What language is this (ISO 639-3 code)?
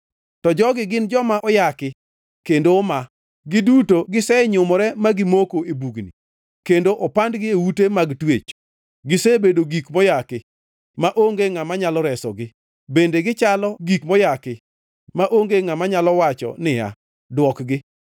luo